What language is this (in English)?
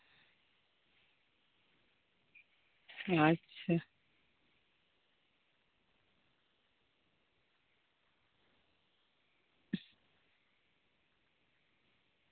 Santali